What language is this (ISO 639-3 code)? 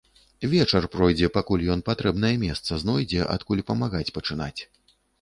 bel